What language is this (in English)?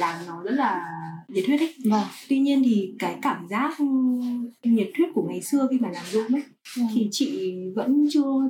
Vietnamese